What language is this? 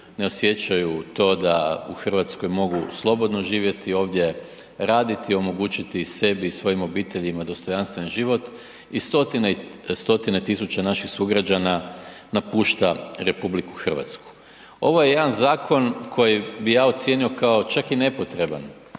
Croatian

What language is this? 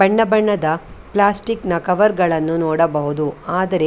Kannada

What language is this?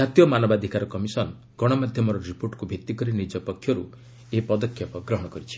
Odia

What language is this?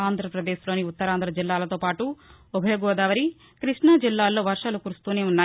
Telugu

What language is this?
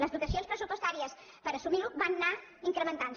Catalan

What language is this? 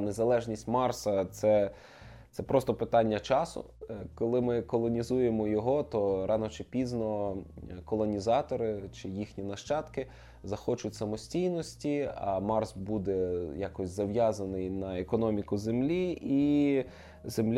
Ukrainian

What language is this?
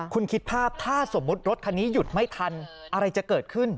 Thai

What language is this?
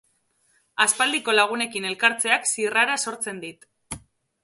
Basque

